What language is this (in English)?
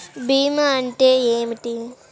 Telugu